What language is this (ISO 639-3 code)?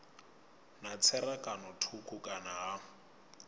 ven